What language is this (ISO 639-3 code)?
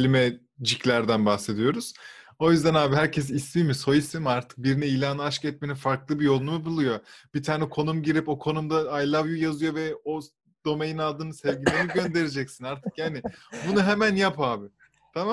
tur